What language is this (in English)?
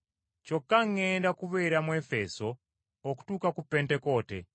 Ganda